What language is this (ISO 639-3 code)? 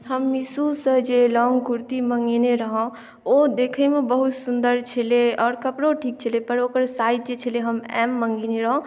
mai